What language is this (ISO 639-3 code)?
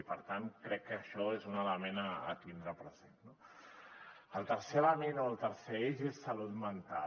cat